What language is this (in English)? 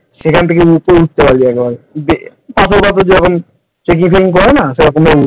Bangla